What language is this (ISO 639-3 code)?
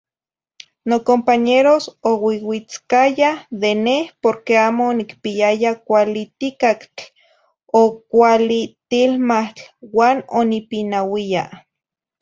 nhi